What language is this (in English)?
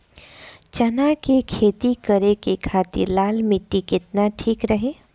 Bhojpuri